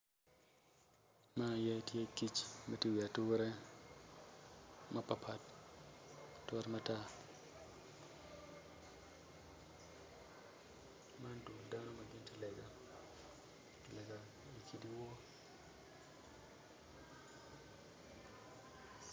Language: Acoli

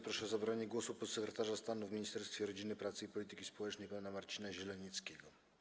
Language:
Polish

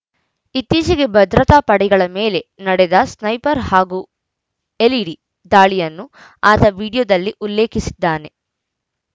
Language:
Kannada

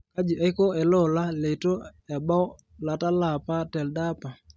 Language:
Masai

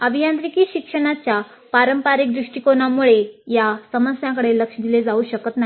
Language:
Marathi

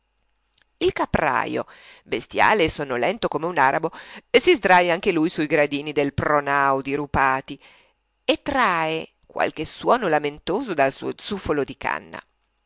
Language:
Italian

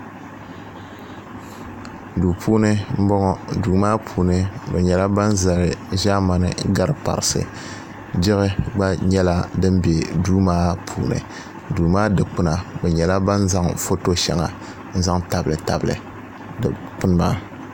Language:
Dagbani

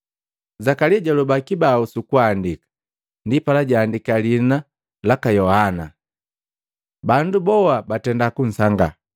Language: Matengo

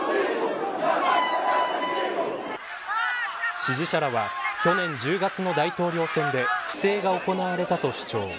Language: Japanese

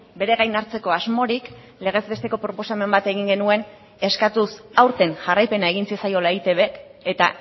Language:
Basque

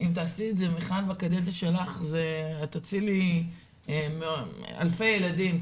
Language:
Hebrew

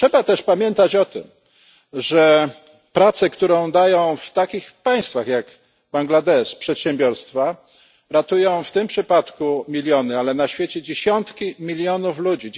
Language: Polish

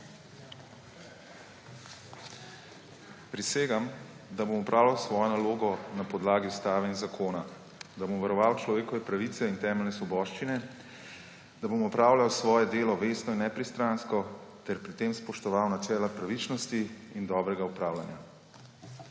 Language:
Slovenian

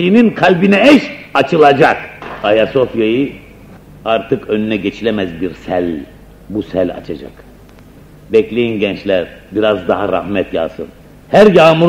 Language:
Turkish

